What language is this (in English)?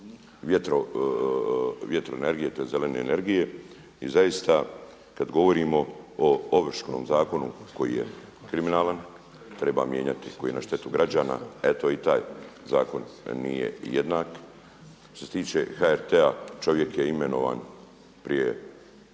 Croatian